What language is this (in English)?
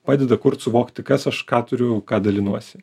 Lithuanian